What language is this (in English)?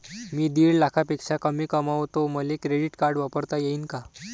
Marathi